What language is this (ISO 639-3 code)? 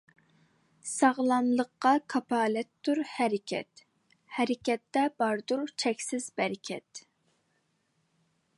uig